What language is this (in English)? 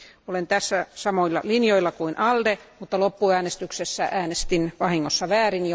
Finnish